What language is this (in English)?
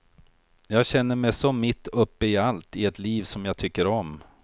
Swedish